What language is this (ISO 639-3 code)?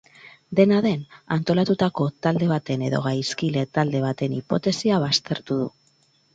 eus